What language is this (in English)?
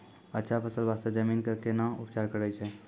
Maithili